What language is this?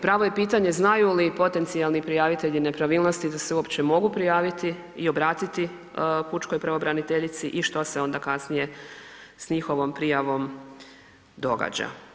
Croatian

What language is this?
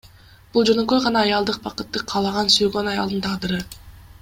Kyrgyz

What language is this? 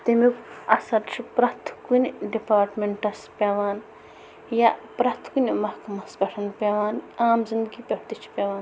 Kashmiri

